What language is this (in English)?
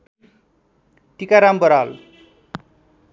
Nepali